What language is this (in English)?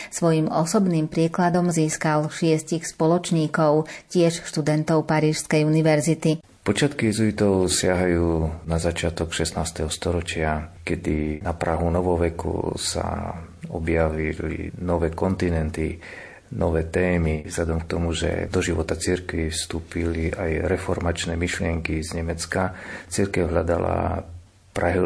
Slovak